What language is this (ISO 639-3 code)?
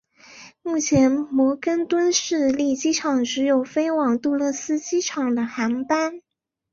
zho